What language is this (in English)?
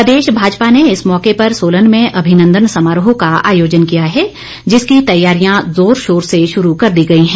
Hindi